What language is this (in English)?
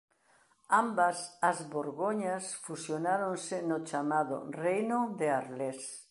Galician